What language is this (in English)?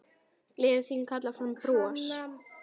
Icelandic